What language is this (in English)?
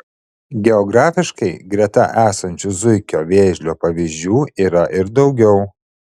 Lithuanian